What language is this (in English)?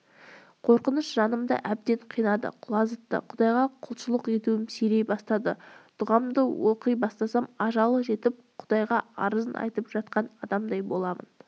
Kazakh